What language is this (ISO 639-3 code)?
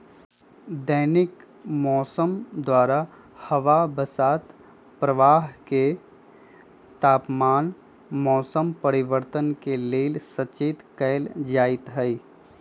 mag